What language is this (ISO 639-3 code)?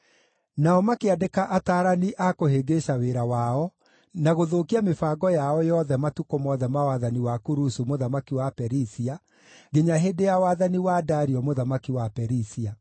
kik